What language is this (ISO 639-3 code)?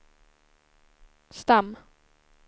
swe